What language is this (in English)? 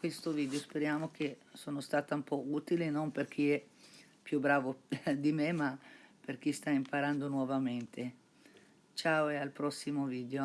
Italian